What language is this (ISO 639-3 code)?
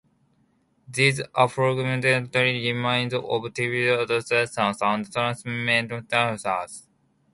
eng